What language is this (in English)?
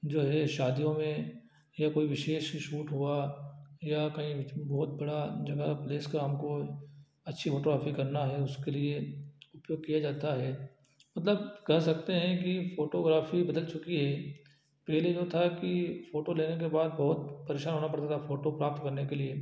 Hindi